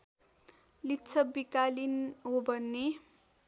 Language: Nepali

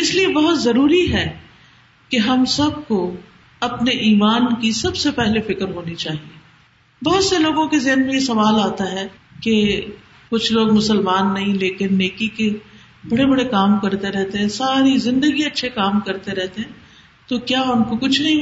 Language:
Urdu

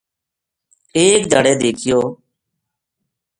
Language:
Gujari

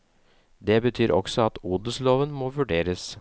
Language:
Norwegian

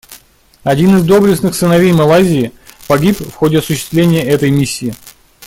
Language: Russian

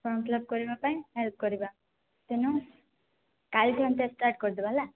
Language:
Odia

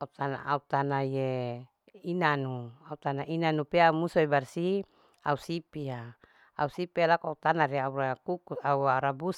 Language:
Larike-Wakasihu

